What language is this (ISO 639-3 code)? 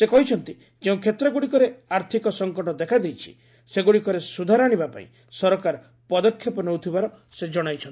ori